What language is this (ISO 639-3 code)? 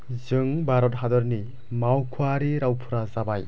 brx